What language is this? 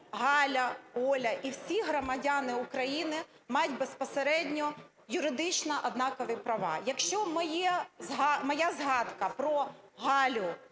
Ukrainian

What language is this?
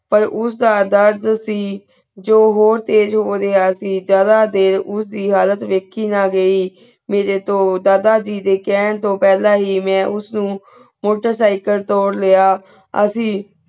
Punjabi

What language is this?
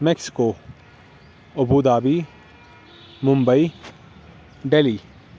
Urdu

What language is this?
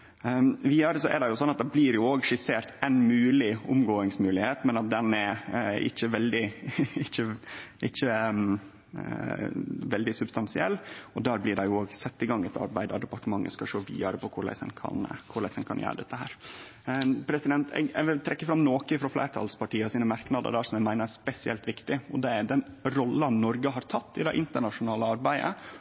Norwegian Nynorsk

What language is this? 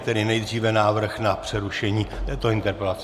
Czech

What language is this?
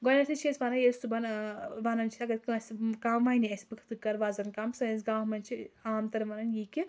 Kashmiri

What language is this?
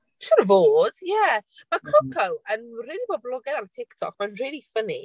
Welsh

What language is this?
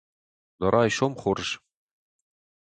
Ossetic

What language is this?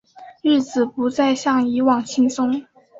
Chinese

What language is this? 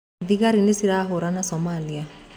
Kikuyu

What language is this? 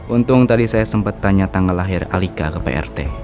Indonesian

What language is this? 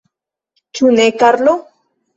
Esperanto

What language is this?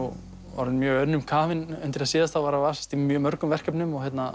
Icelandic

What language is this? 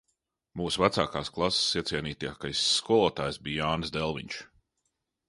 Latvian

